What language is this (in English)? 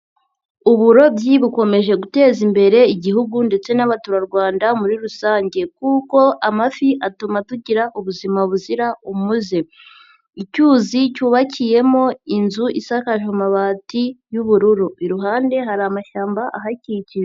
Kinyarwanda